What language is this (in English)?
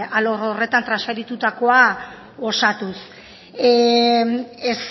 Basque